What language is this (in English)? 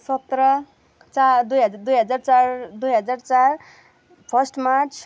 Nepali